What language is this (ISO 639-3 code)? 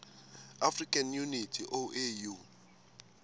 ssw